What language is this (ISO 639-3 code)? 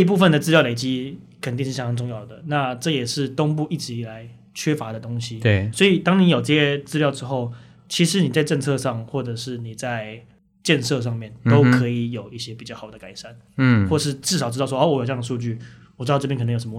zho